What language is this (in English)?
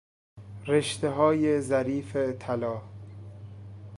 Persian